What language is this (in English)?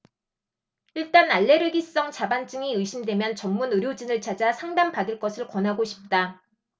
Korean